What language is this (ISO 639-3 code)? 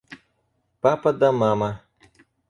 rus